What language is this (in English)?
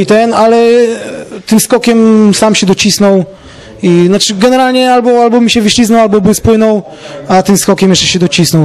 Polish